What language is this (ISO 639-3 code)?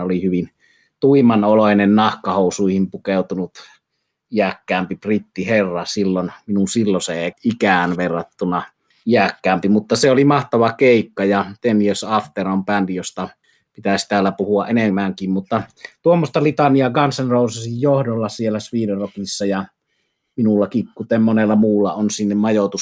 fin